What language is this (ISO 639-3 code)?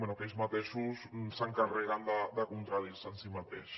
cat